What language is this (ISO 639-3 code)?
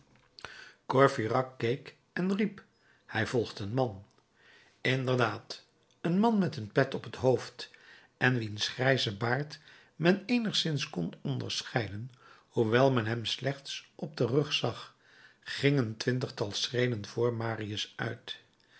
nld